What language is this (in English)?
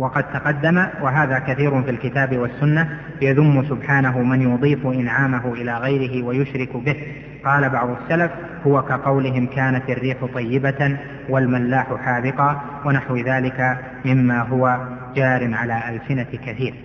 Arabic